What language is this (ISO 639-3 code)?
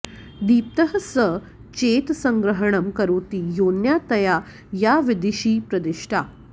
san